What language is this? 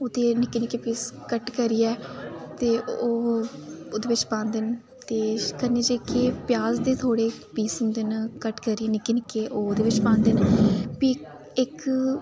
Dogri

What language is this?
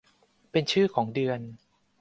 Thai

